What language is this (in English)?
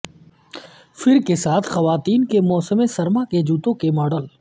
Urdu